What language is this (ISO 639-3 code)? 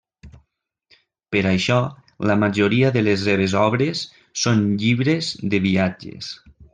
cat